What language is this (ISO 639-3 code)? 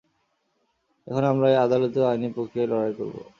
ben